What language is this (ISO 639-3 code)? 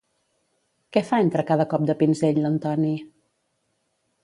cat